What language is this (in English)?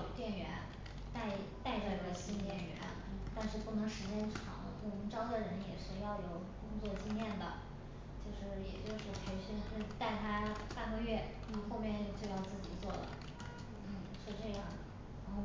Chinese